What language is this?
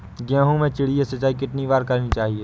Hindi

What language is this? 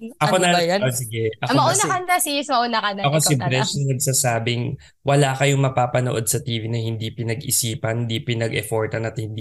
Filipino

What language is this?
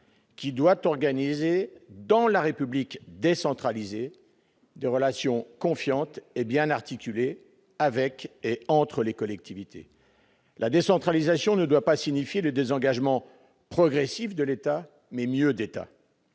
French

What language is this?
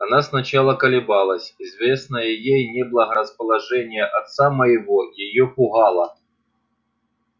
Russian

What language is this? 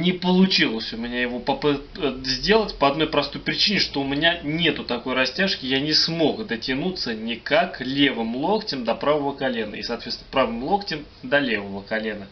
Russian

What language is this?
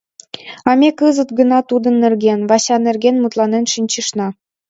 Mari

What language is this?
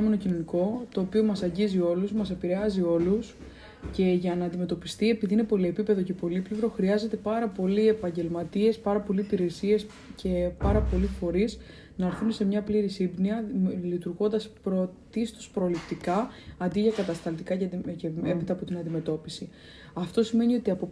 Greek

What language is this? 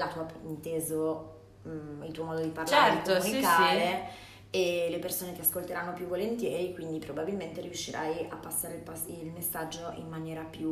Italian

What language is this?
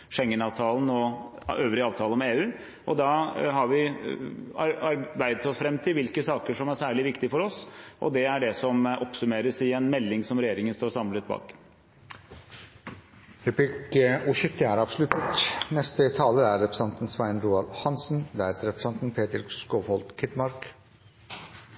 Norwegian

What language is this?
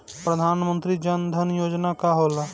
Bhojpuri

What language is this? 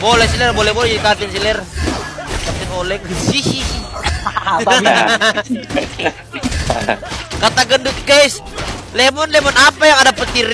Indonesian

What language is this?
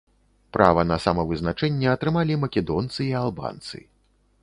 Belarusian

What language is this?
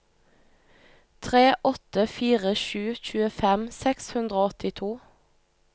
Norwegian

